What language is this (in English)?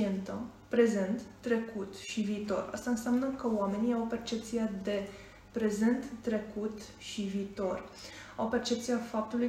Romanian